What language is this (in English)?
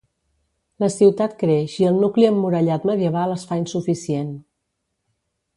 Catalan